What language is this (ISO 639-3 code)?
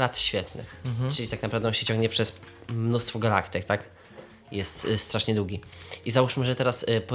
pol